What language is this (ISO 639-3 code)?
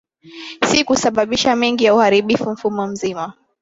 swa